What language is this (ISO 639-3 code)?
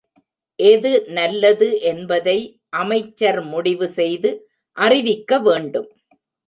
tam